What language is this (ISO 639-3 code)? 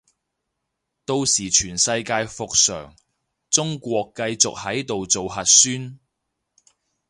yue